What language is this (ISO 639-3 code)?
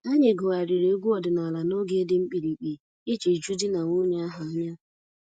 ibo